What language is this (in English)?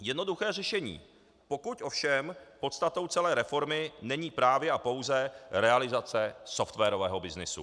Czech